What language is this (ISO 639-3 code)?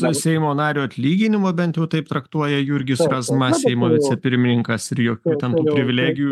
lit